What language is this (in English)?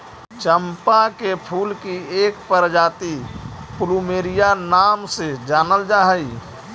Magahi